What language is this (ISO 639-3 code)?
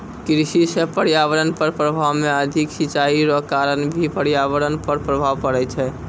mai